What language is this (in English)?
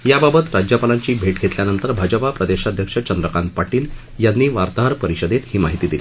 Marathi